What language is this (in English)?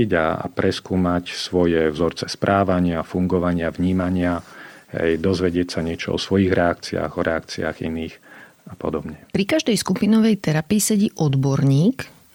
Slovak